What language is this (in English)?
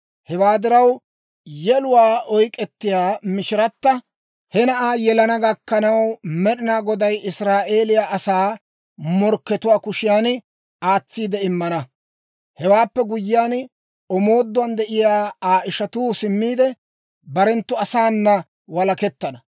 Dawro